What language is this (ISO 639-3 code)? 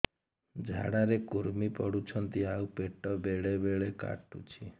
ori